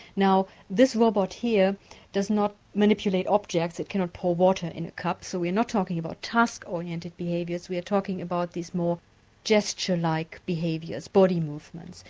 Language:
English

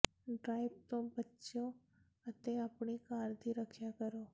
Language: Punjabi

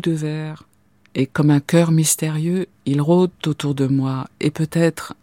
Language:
French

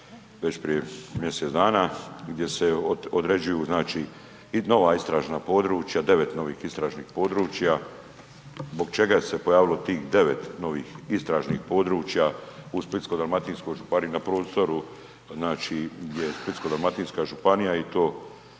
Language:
Croatian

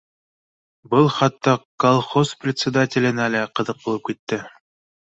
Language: Bashkir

